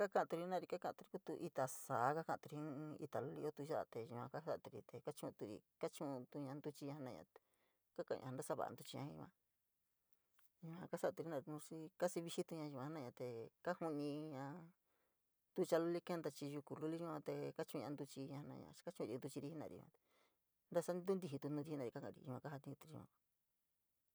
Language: San Miguel El Grande Mixtec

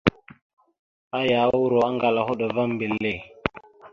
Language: Mada (Cameroon)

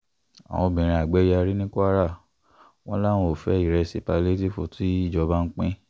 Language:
Yoruba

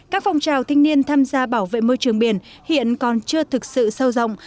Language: Vietnamese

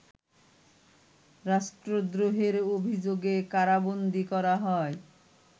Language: Bangla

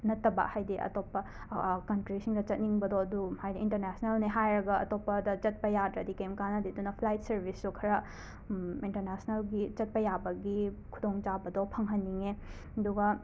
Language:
Manipuri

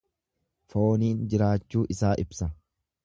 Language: Oromo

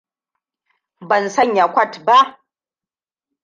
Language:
Hausa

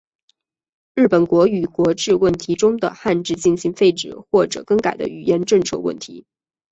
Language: Chinese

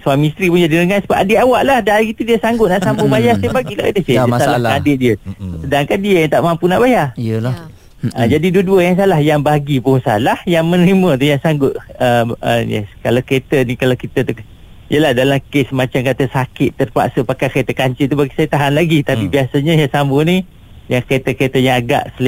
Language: Malay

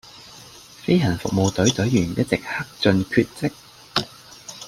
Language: Cantonese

